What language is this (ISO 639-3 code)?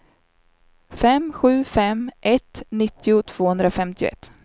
swe